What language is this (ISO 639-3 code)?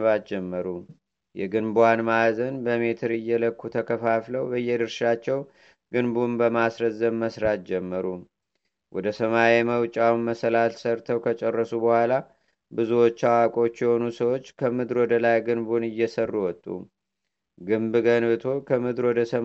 amh